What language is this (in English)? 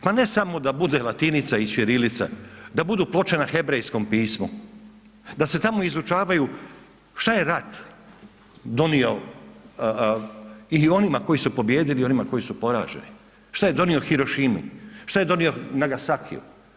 Croatian